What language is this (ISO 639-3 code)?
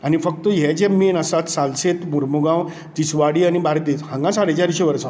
kok